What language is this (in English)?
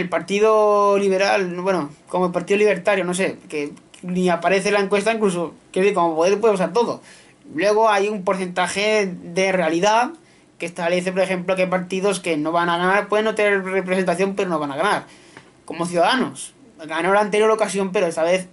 Spanish